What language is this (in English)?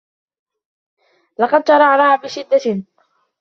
Arabic